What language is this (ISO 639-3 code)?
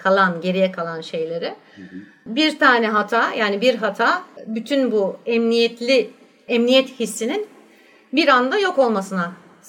tur